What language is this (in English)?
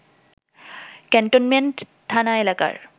Bangla